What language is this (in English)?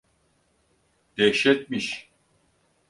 Turkish